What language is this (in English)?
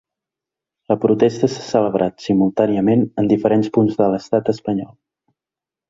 Catalan